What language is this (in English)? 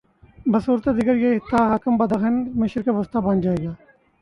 Urdu